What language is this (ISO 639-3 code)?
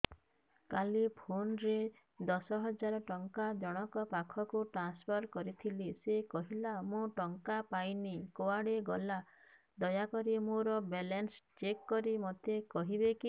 ori